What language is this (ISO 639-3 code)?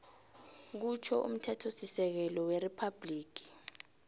nbl